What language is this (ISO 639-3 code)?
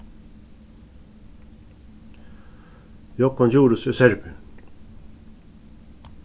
fao